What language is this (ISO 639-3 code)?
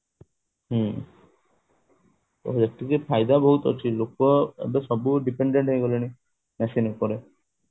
ori